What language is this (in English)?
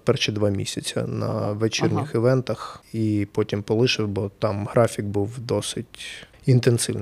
Ukrainian